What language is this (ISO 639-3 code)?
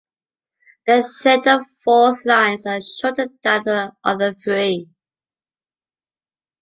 eng